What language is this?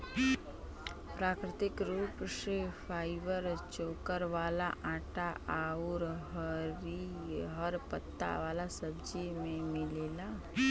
Bhojpuri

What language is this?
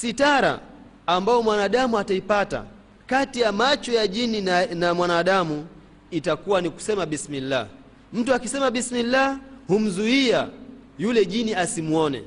Swahili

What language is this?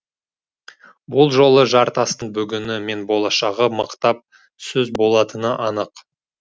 Kazakh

